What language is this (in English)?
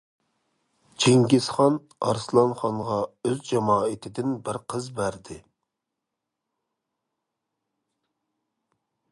Uyghur